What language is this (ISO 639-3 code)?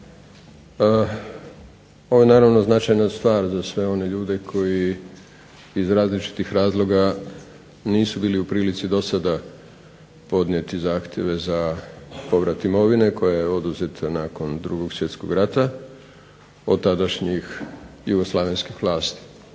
hrv